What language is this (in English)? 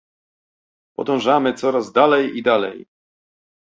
Polish